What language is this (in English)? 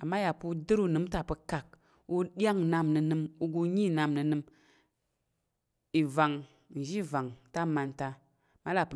Tarok